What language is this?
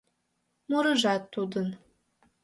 Mari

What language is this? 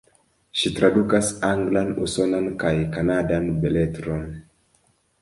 Esperanto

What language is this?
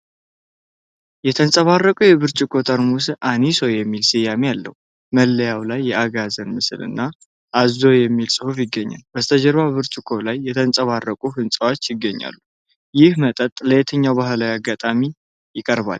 Amharic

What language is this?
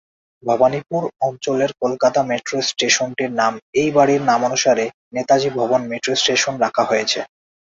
Bangla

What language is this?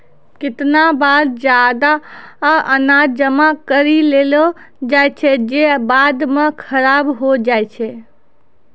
Maithili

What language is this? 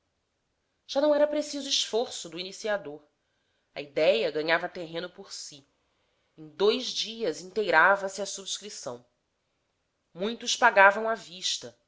Portuguese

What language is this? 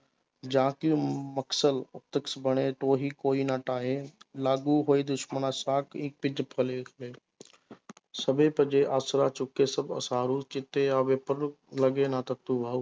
Punjabi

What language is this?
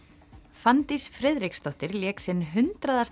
Icelandic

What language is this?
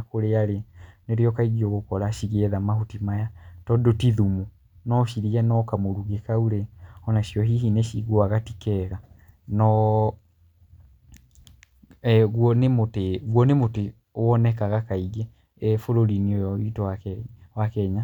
Kikuyu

